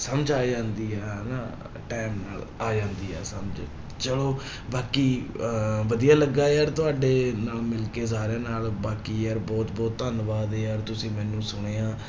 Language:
Punjabi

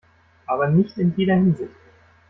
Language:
German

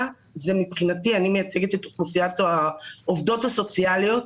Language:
Hebrew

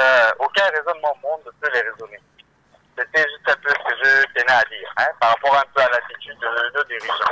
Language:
French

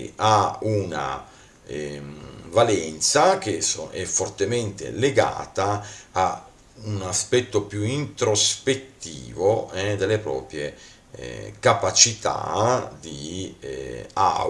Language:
Italian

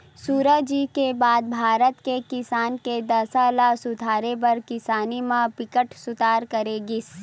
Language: Chhattisgarhi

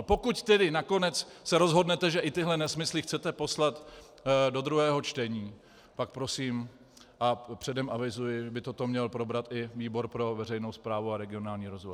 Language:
Czech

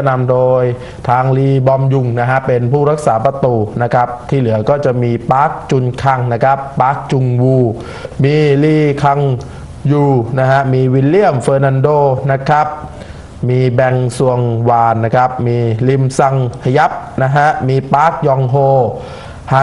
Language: Thai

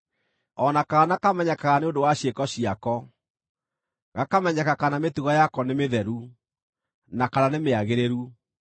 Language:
Kikuyu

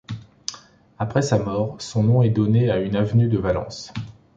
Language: French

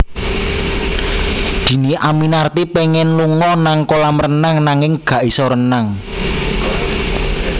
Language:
Javanese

